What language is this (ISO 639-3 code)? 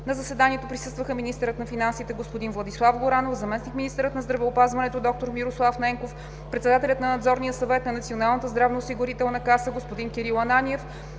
bul